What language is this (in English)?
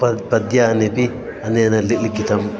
Sanskrit